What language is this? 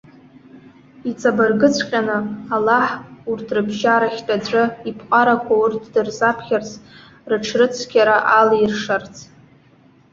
Abkhazian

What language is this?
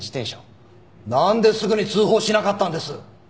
Japanese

